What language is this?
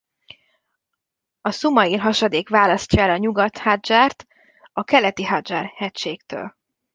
Hungarian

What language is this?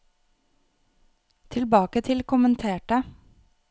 Norwegian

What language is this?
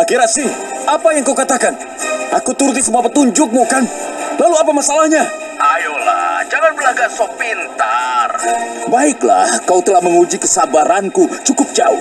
Indonesian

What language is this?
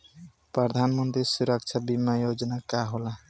Bhojpuri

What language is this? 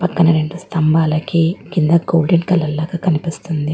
Telugu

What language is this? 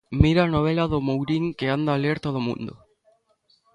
Galician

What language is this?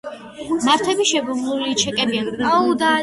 Georgian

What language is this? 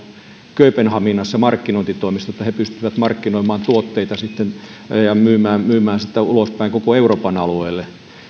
Finnish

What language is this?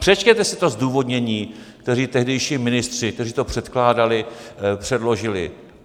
Czech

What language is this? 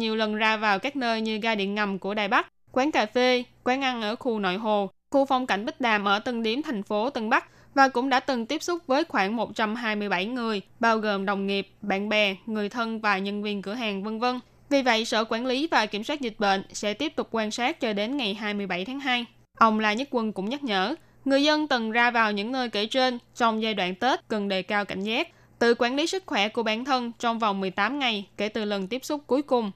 Vietnamese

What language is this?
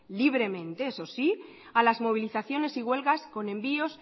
Spanish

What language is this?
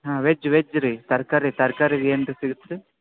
Kannada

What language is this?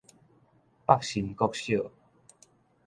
Min Nan Chinese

